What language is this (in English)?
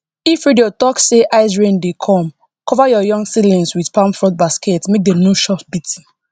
Nigerian Pidgin